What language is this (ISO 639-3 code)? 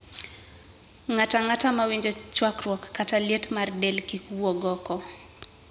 luo